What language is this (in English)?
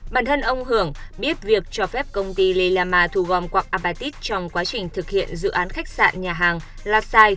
Vietnamese